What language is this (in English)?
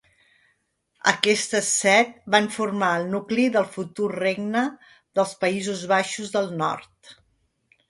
Catalan